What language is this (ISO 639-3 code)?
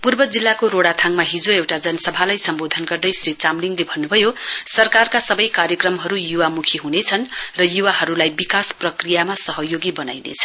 nep